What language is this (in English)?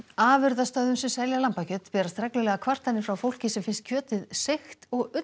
Icelandic